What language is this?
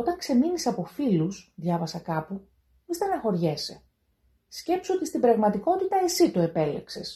Greek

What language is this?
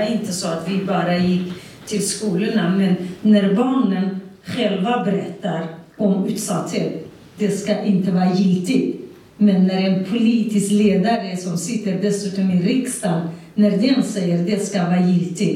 Swedish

